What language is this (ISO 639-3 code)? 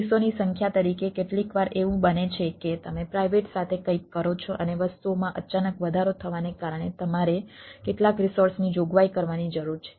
guj